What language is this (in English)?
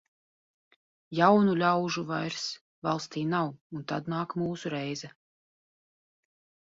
Latvian